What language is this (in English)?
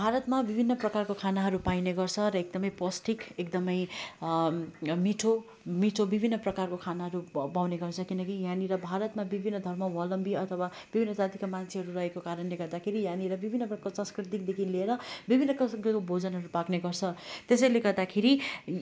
Nepali